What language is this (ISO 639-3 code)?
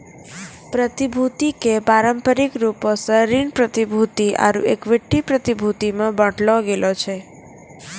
mai